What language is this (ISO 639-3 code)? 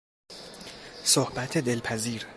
fas